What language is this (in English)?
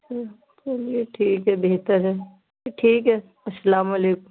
Urdu